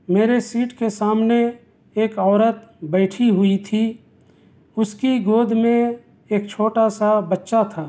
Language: Urdu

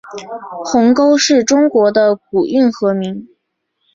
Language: Chinese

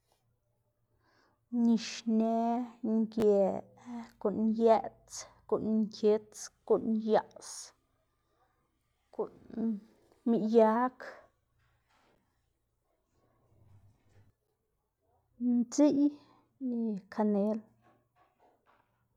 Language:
Xanaguía Zapotec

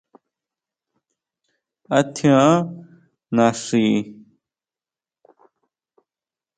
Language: Huautla Mazatec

